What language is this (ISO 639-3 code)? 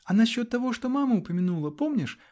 rus